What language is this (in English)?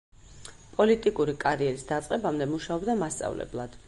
Georgian